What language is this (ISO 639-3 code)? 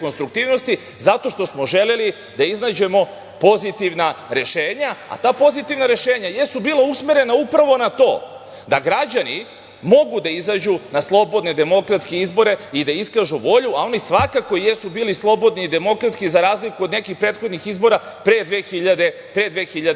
srp